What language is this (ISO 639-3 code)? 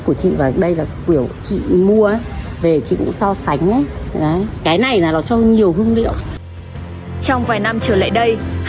vie